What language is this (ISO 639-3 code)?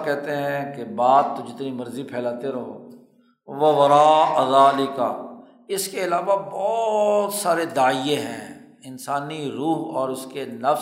urd